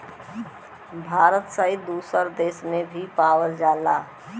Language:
Bhojpuri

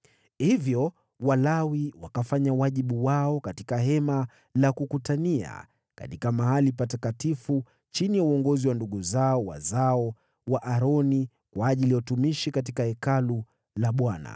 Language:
Swahili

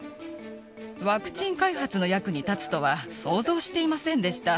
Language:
Japanese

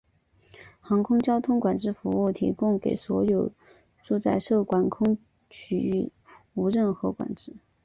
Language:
Chinese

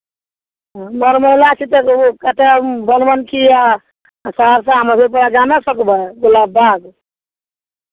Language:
Maithili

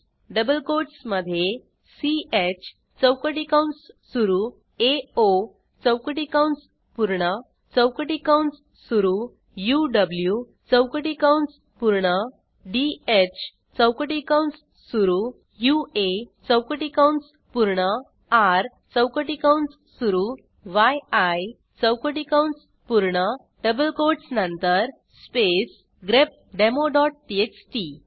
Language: Marathi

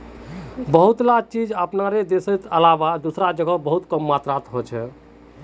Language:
Magahi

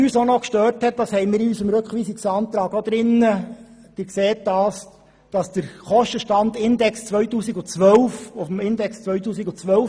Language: Swiss German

